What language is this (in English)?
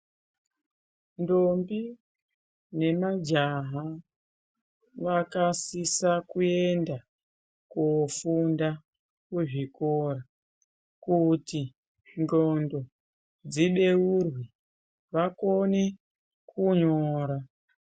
Ndau